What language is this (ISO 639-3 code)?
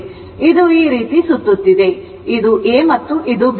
kan